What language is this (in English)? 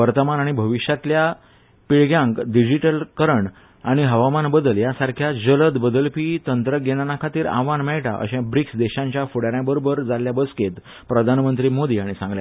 Konkani